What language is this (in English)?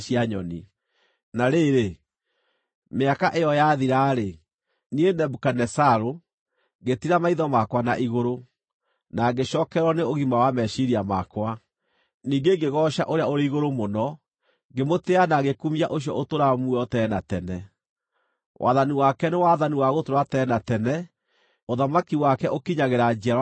Kikuyu